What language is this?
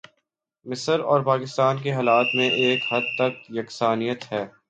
Urdu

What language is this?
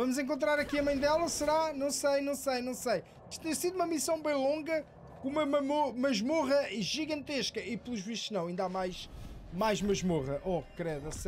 Portuguese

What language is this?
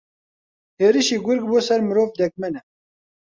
Central Kurdish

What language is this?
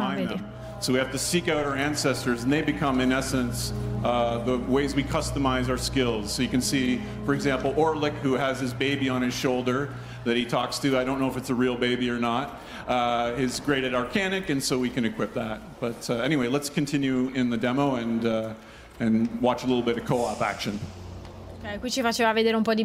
Italian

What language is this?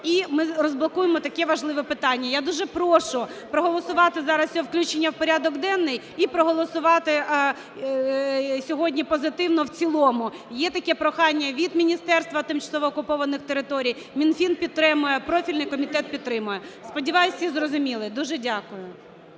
Ukrainian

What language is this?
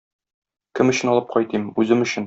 Tatar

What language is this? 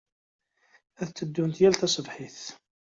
Kabyle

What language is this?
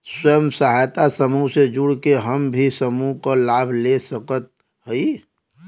Bhojpuri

